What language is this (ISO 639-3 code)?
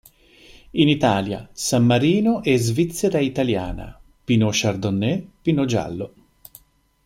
ita